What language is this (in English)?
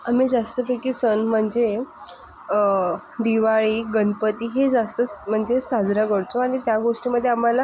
Marathi